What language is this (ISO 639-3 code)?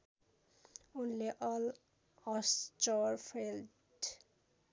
nep